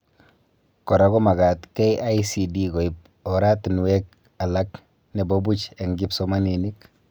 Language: Kalenjin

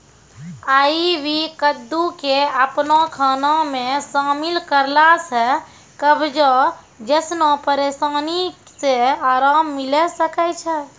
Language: Maithili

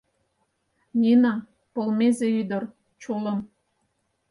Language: Mari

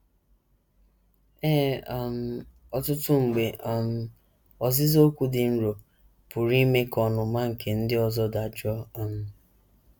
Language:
Igbo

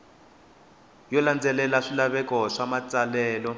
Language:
Tsonga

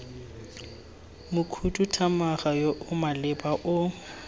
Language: Tswana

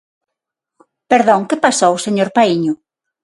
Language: Galician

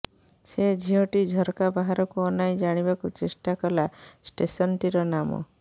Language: Odia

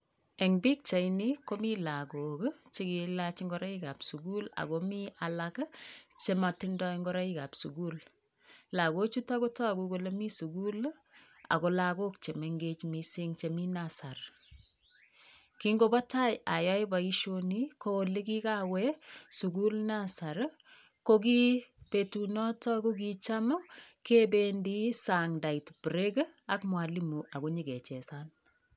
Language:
Kalenjin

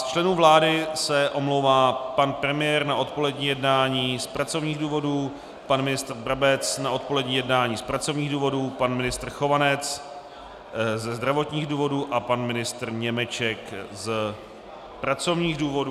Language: Czech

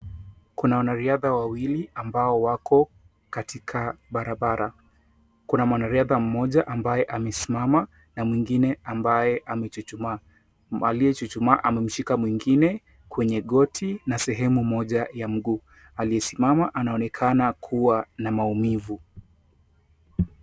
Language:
Swahili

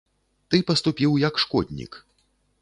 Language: Belarusian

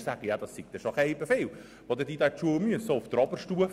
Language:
Swiss German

